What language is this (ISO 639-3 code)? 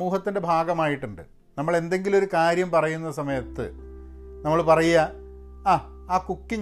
mal